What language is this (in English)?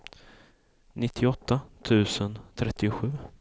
Swedish